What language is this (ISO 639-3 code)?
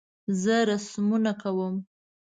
pus